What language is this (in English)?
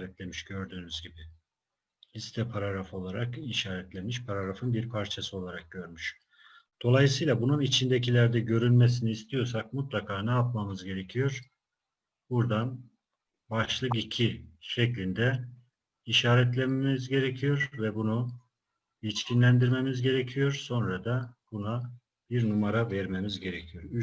Turkish